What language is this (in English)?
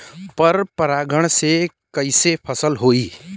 Bhojpuri